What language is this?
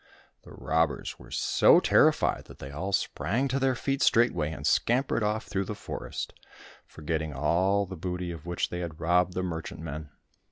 English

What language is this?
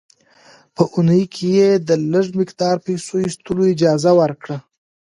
Pashto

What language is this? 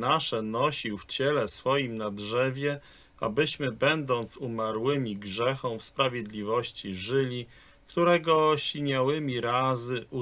Polish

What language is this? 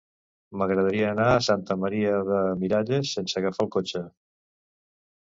Catalan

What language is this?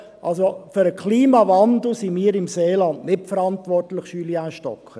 Swiss German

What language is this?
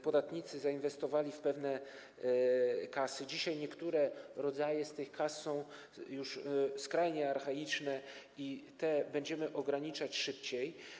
Polish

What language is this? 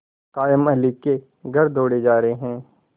Hindi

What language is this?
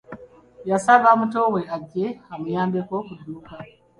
Ganda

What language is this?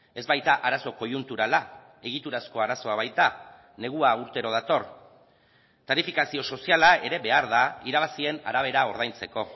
Basque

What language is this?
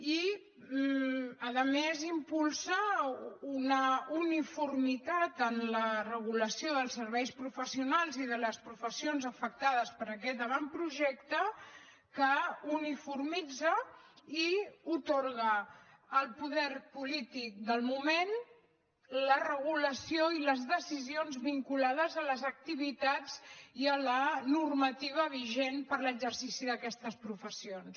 Catalan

